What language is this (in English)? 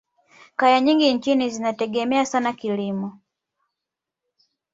Swahili